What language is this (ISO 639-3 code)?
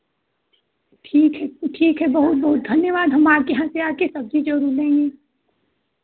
hin